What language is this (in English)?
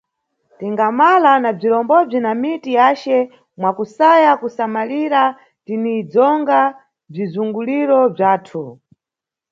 Nyungwe